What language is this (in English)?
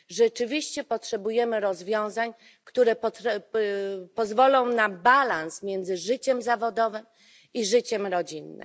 Polish